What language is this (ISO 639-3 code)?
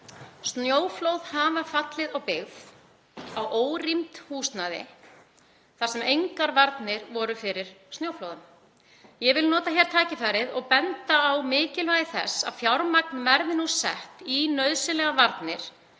isl